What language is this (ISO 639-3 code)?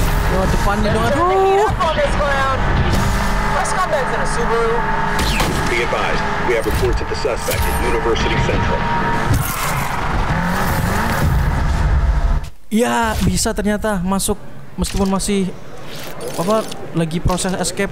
ind